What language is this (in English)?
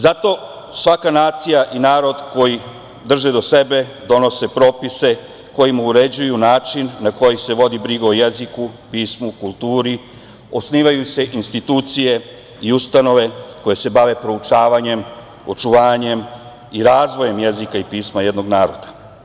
Serbian